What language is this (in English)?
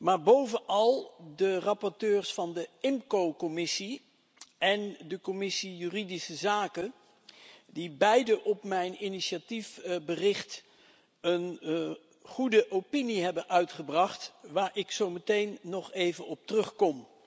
Dutch